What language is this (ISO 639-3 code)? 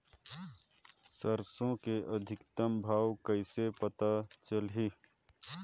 hne